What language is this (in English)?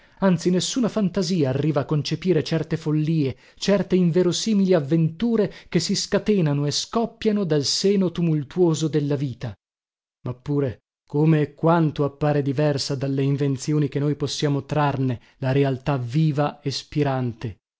Italian